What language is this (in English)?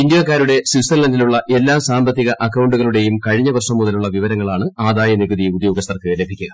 Malayalam